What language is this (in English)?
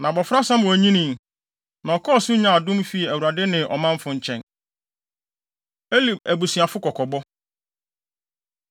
Akan